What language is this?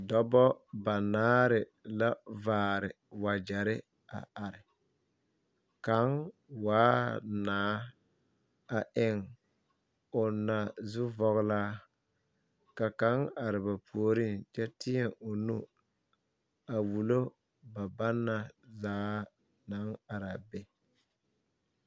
Southern Dagaare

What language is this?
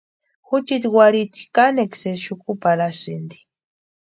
Western Highland Purepecha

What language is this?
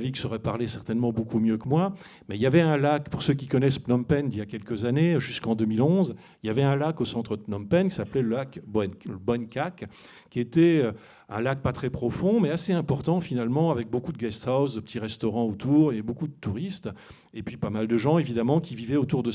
French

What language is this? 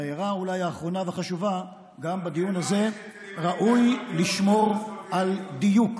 Hebrew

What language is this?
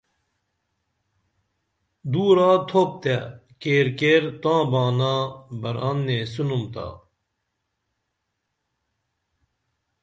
Dameli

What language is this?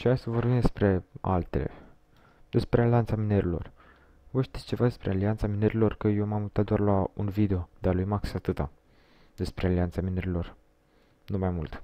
Romanian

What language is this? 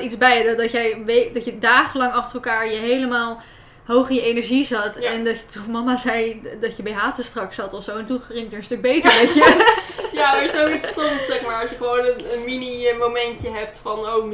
Dutch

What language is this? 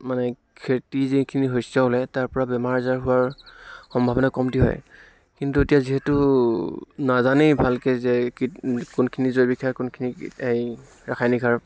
Assamese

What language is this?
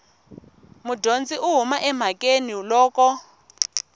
Tsonga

